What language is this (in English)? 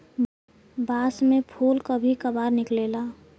Bhojpuri